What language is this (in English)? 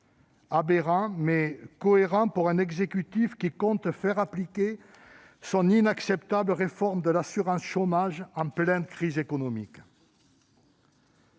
French